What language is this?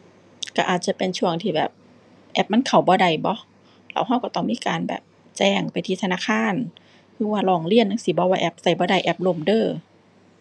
Thai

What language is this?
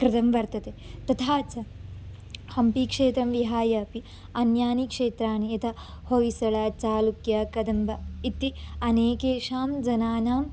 Sanskrit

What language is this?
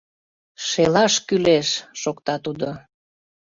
Mari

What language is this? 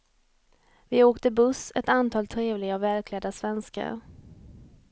Swedish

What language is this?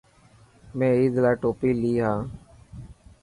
Dhatki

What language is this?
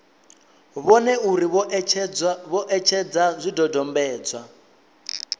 Venda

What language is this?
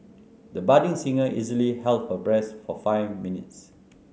English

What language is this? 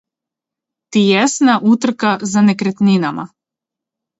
Serbian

